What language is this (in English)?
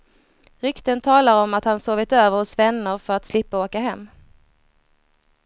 Swedish